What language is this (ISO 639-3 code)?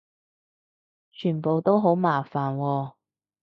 yue